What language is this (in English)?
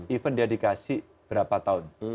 Indonesian